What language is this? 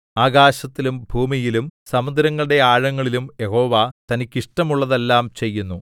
Malayalam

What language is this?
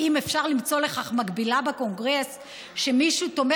Hebrew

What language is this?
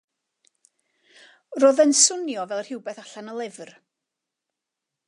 Welsh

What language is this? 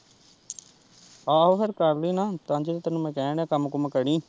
Punjabi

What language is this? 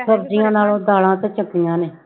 Punjabi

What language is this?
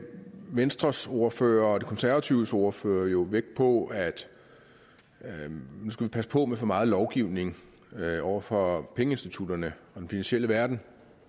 Danish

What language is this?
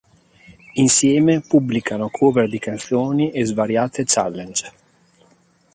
Italian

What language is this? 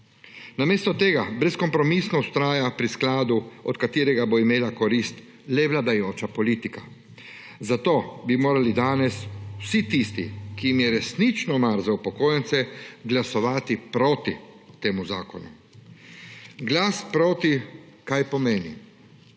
Slovenian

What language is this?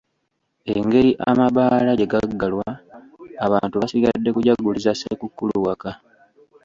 Ganda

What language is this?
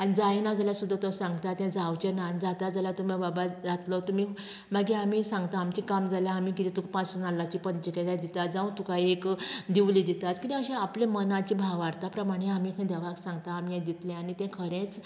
Konkani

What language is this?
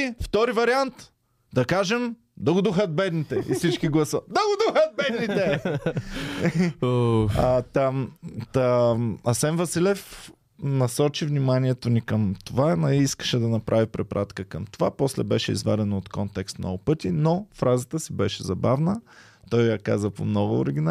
Bulgarian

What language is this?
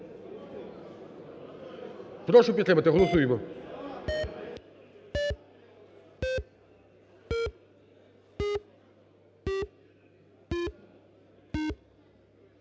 Ukrainian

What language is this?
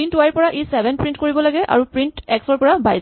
Assamese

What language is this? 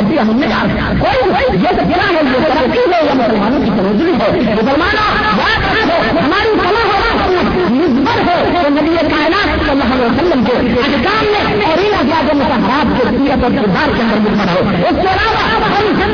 Urdu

